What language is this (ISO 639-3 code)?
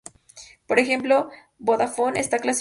spa